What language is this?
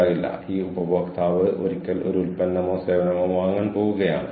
Malayalam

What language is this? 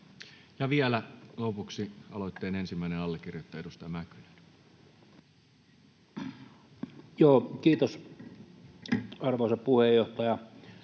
Finnish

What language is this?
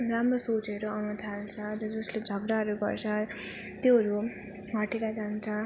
Nepali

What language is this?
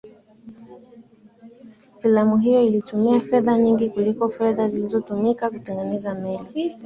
Swahili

